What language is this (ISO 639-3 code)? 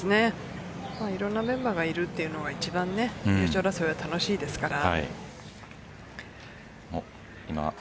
jpn